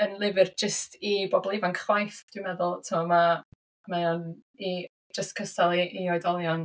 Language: Welsh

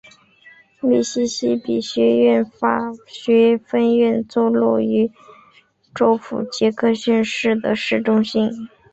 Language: Chinese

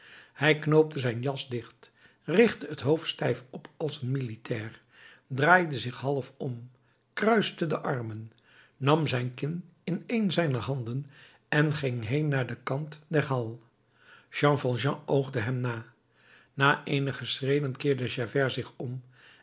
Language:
Dutch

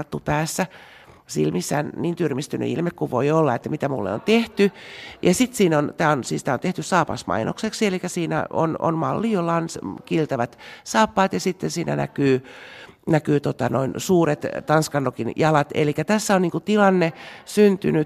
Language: Finnish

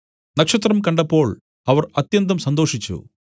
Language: Malayalam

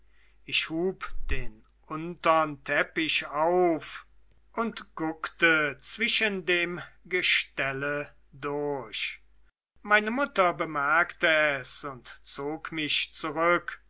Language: German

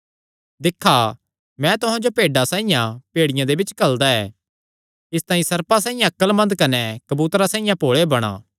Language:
Kangri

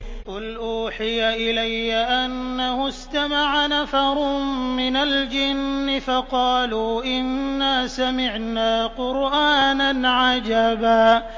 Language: Arabic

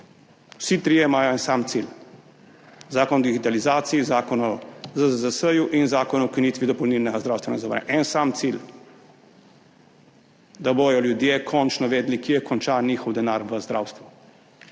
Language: Slovenian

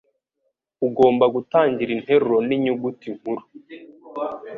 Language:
Kinyarwanda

